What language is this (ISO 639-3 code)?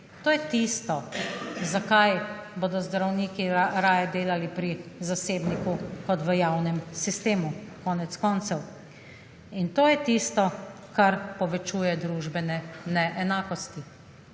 slv